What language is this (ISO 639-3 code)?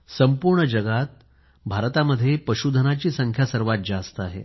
mar